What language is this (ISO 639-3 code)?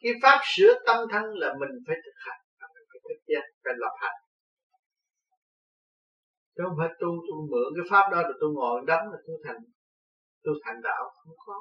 vie